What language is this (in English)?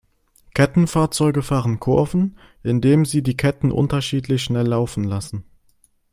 German